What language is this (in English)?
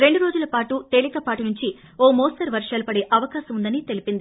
Telugu